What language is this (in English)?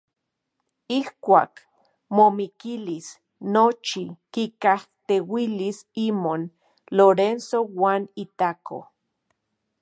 Central Puebla Nahuatl